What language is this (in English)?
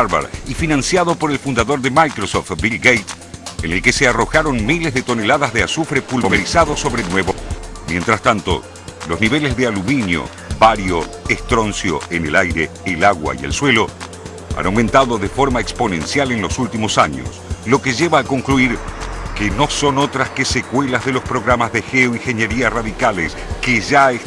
Spanish